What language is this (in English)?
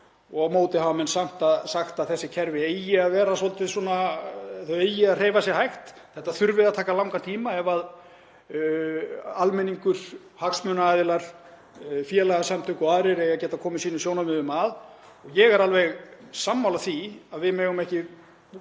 Icelandic